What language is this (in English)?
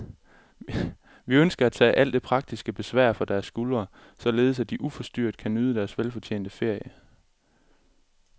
Danish